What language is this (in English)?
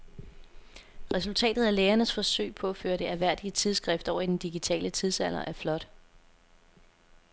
Danish